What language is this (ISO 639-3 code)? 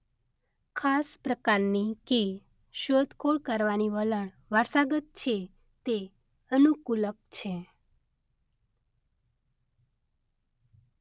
guj